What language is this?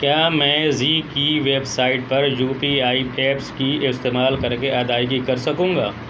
Urdu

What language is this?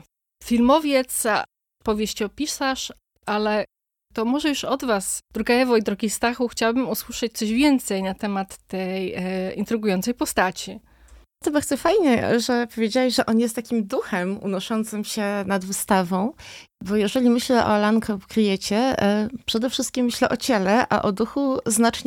Polish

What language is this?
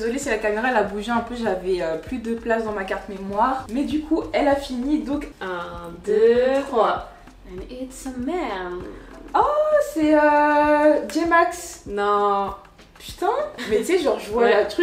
French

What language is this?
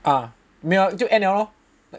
English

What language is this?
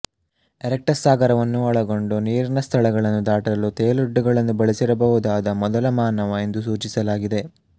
Kannada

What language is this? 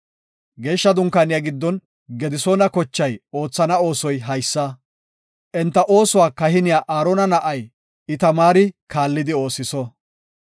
Gofa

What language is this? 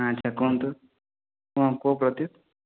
Odia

